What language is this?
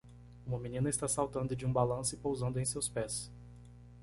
Portuguese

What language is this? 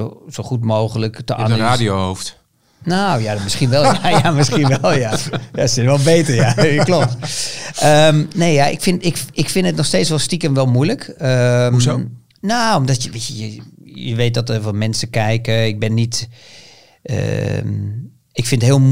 Dutch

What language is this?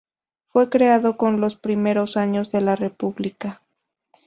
Spanish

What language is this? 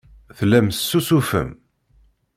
Kabyle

